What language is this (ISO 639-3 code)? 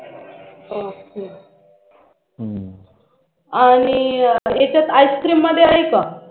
mar